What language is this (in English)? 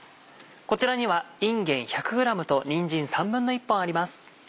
Japanese